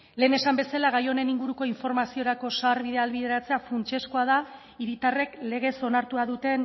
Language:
Basque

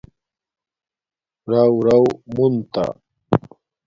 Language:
Domaaki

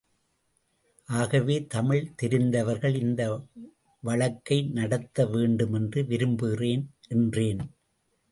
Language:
Tamil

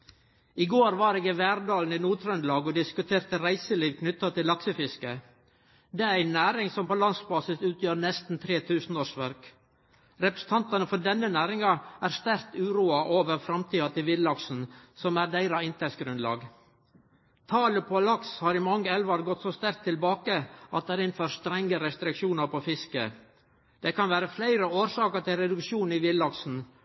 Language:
Norwegian Nynorsk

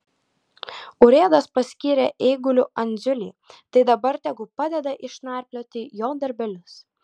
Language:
Lithuanian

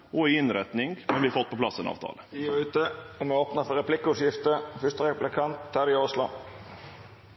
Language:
Norwegian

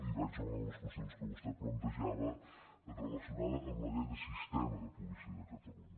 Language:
Catalan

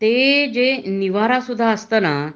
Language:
Marathi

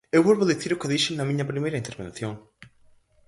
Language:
Galician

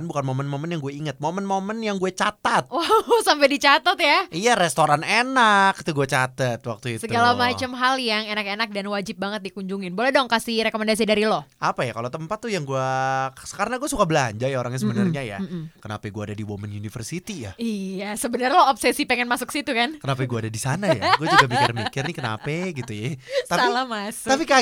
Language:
Indonesian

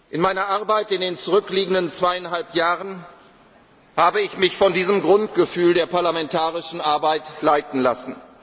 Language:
German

